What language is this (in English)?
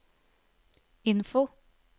Norwegian